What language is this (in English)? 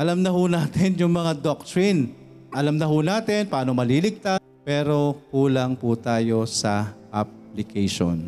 Filipino